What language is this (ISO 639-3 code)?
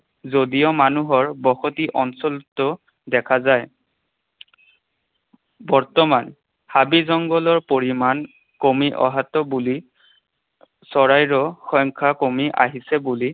asm